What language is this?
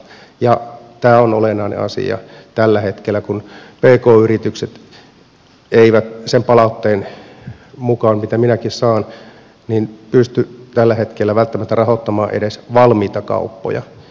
Finnish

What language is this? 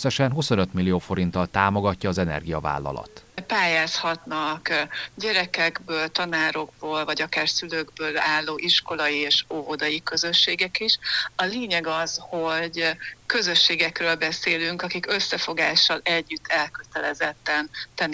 Hungarian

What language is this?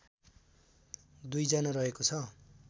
Nepali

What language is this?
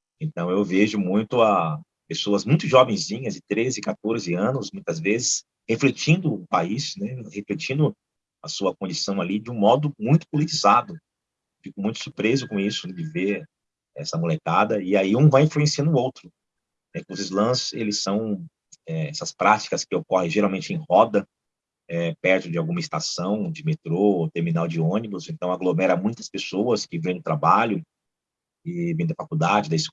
Portuguese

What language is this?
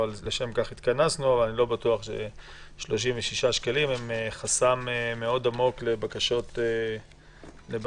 Hebrew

